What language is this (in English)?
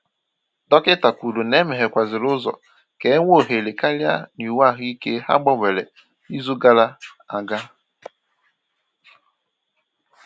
Igbo